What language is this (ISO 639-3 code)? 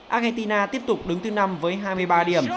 vie